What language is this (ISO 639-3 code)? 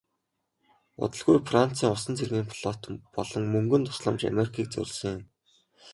mon